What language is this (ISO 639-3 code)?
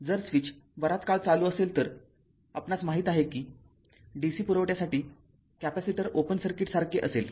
mar